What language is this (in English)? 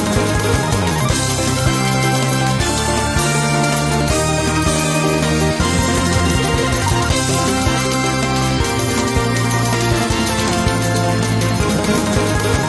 Indonesian